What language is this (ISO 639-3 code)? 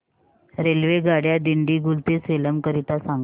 mar